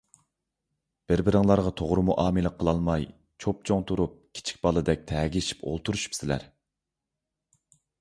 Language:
Uyghur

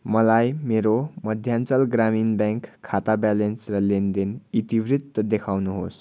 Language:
Nepali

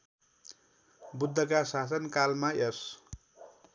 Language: Nepali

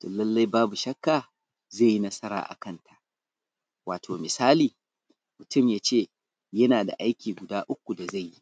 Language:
Hausa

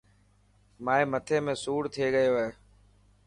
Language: Dhatki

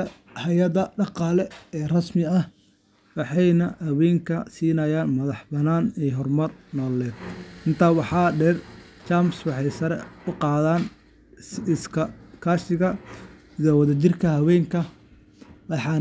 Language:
Somali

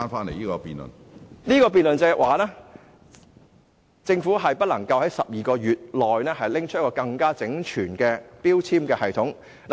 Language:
Cantonese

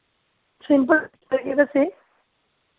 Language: Dogri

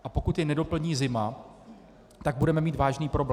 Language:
Czech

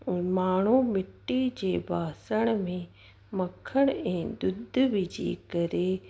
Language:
Sindhi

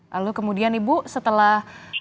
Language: Indonesian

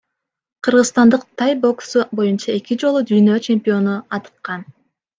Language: Kyrgyz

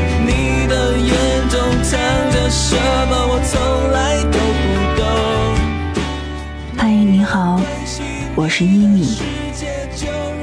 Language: Chinese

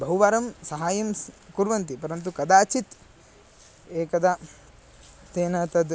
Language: Sanskrit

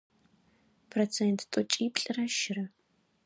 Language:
Adyghe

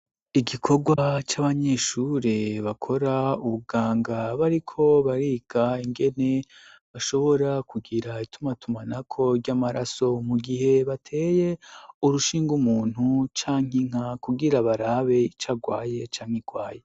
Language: Rundi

